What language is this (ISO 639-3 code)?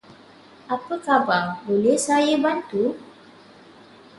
msa